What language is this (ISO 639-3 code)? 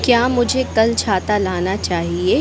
hin